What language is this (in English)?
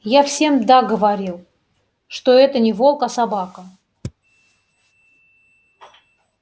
Russian